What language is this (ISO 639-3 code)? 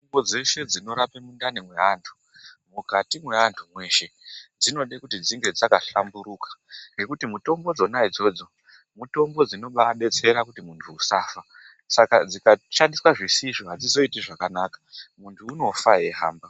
ndc